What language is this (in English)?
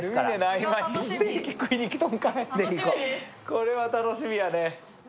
Japanese